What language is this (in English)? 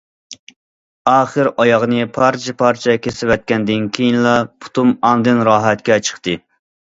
Uyghur